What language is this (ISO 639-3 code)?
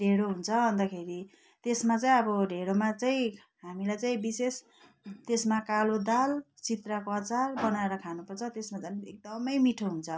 nep